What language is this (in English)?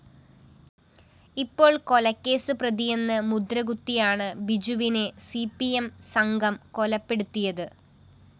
Malayalam